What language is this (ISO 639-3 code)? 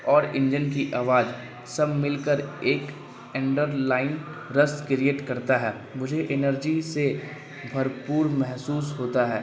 urd